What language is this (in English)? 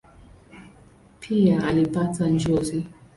Swahili